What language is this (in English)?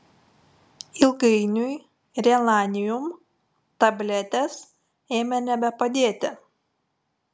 Lithuanian